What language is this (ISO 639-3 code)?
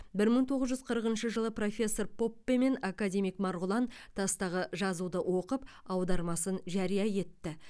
kaz